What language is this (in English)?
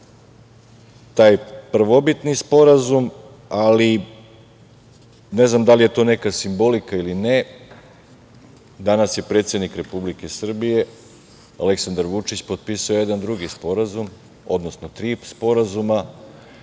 Serbian